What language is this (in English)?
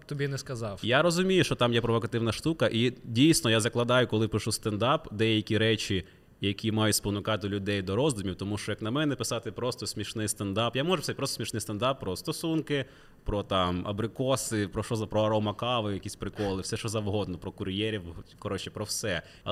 Ukrainian